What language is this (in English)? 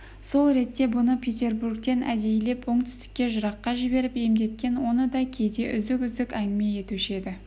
Kazakh